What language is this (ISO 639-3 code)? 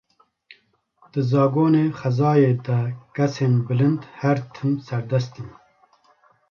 kur